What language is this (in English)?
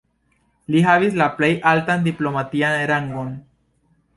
Esperanto